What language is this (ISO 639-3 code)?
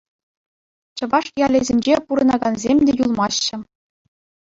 chv